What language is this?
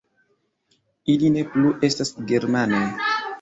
Esperanto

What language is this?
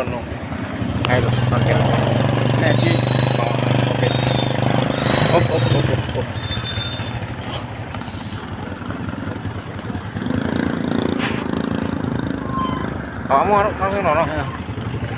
Indonesian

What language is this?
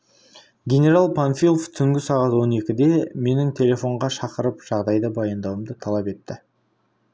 Kazakh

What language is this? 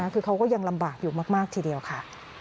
Thai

